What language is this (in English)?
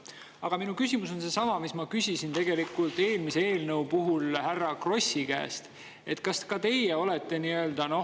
Estonian